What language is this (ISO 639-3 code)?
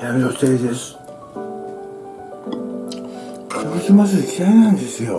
jpn